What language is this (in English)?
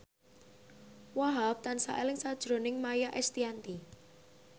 Javanese